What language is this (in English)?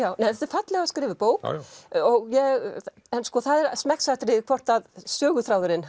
Icelandic